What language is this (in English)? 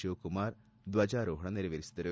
Kannada